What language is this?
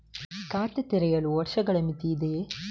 Kannada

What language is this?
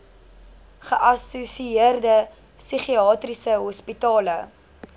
Afrikaans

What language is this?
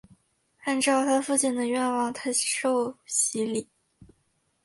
Chinese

